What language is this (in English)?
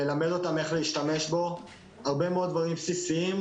Hebrew